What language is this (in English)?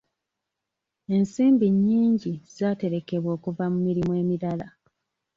Ganda